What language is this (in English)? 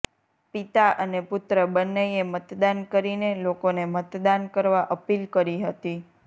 Gujarati